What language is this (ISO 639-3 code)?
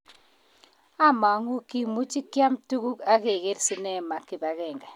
kln